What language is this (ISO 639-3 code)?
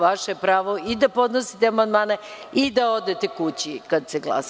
srp